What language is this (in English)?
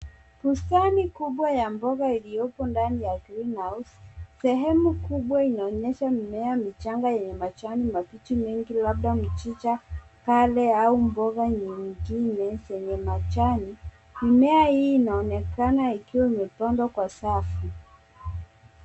Swahili